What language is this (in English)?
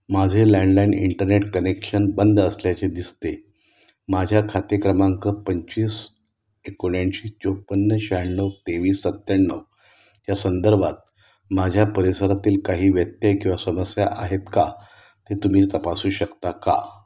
Marathi